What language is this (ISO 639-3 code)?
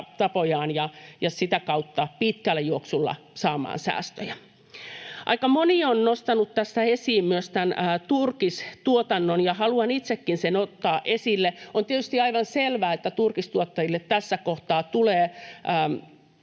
fin